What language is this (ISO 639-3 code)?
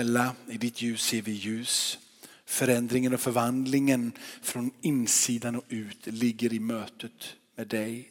swe